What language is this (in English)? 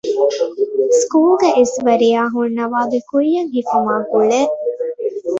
Divehi